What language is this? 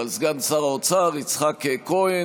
Hebrew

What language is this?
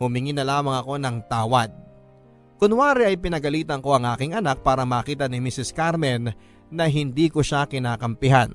Filipino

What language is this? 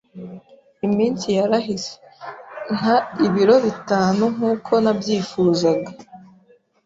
Kinyarwanda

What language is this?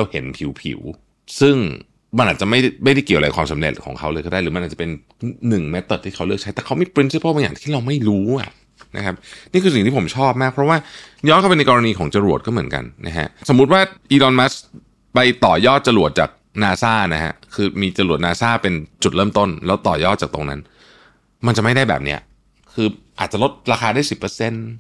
Thai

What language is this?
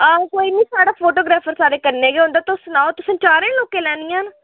Dogri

